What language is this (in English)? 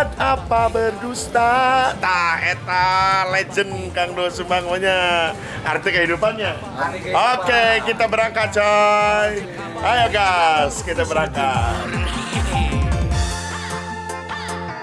Indonesian